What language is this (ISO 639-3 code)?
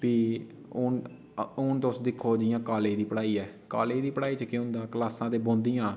doi